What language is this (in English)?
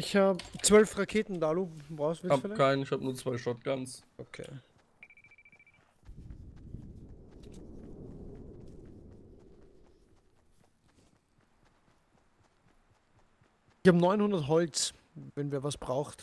German